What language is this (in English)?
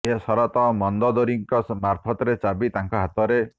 Odia